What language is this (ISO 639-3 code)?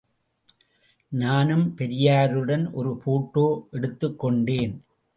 tam